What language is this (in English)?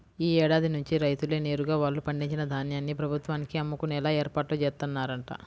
Telugu